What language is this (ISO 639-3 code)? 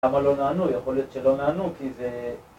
heb